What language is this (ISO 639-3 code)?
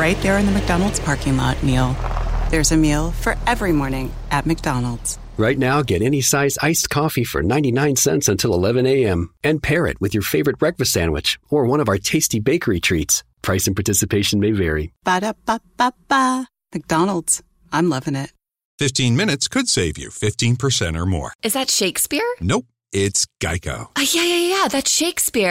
tur